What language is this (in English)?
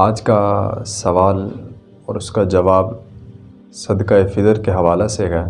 Urdu